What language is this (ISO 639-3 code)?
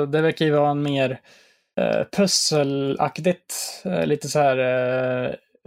swe